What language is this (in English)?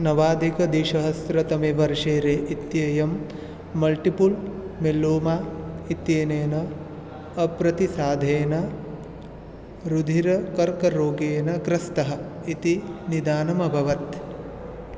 Sanskrit